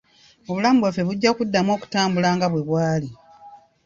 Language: Ganda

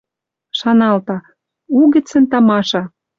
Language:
Western Mari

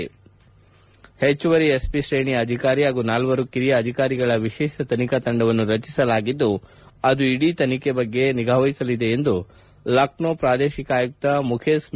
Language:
Kannada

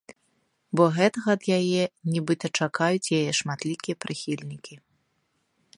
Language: Belarusian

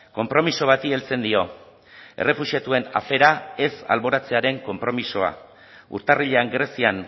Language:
Basque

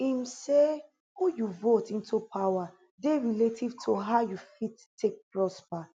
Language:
Nigerian Pidgin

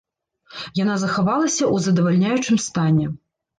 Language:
Belarusian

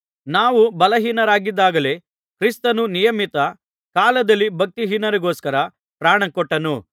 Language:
Kannada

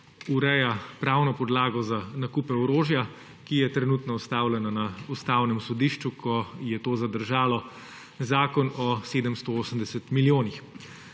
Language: Slovenian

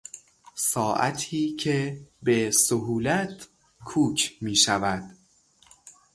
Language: Persian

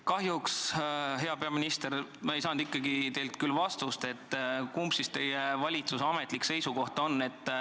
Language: Estonian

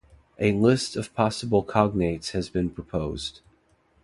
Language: English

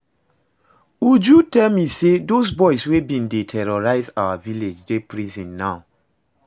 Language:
Nigerian Pidgin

